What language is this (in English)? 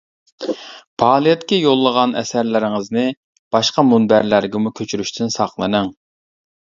Uyghur